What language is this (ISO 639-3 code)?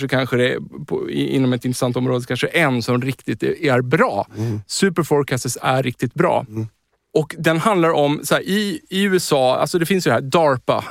swe